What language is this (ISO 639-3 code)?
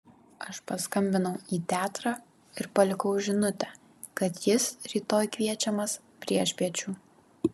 lit